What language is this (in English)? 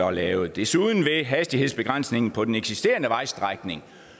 Danish